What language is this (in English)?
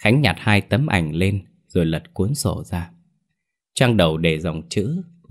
Vietnamese